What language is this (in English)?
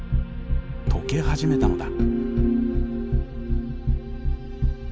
Japanese